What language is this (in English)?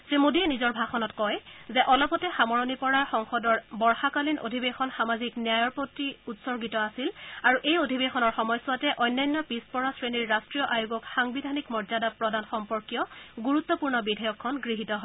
Assamese